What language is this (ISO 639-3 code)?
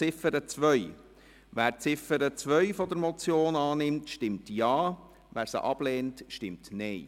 gsw